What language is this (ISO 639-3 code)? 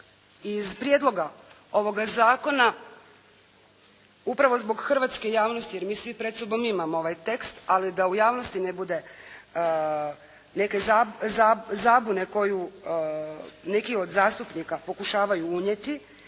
hrv